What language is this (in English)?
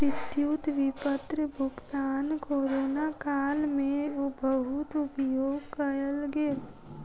Maithili